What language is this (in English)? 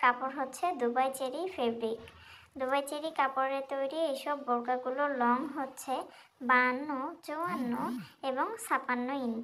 Romanian